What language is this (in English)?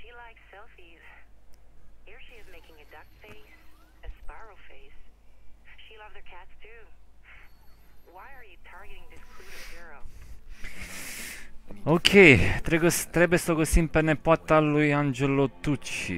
Romanian